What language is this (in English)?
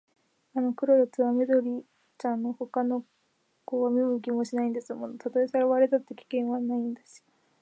Japanese